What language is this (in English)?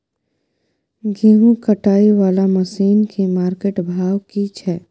Maithili